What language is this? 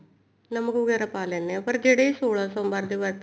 Punjabi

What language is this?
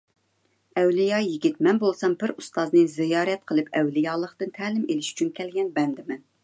Uyghur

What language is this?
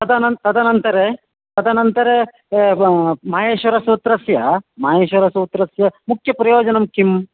Sanskrit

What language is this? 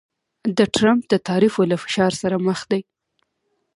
Pashto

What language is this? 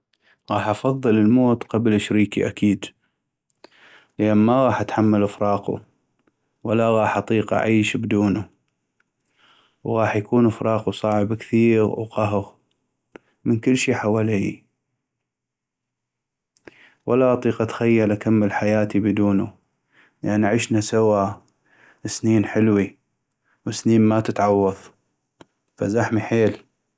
North Mesopotamian Arabic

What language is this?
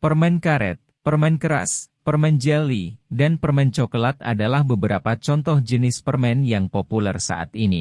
Indonesian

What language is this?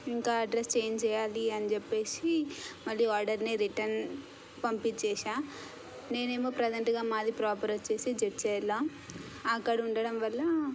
Telugu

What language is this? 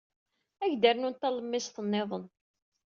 Kabyle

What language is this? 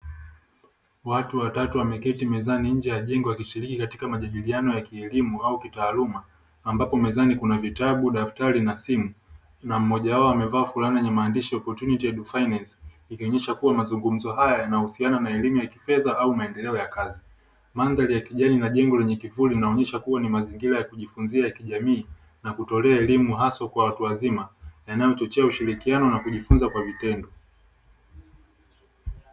Swahili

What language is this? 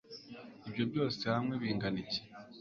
Kinyarwanda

